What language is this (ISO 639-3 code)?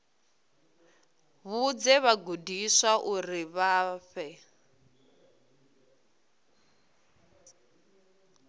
ven